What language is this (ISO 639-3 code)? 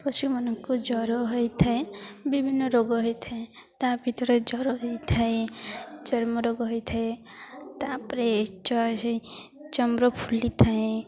ori